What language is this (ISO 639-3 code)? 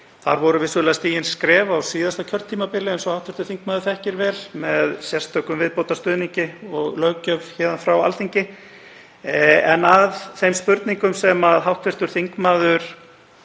isl